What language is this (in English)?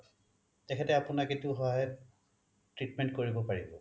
Assamese